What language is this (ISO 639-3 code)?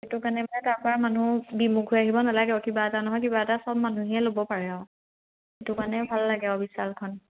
asm